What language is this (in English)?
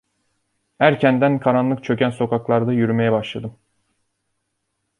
Turkish